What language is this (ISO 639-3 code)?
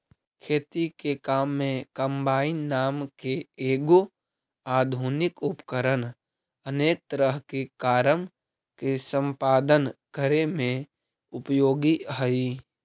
mag